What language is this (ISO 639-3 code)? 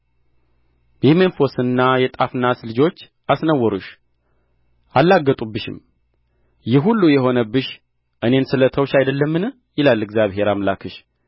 amh